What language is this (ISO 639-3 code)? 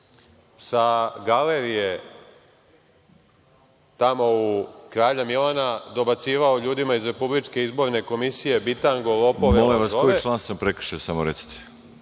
srp